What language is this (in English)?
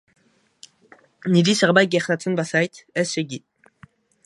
Basque